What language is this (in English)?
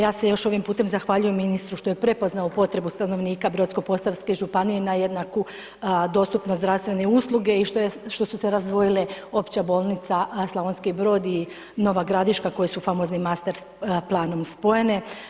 Croatian